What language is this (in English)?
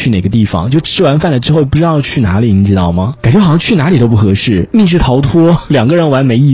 Chinese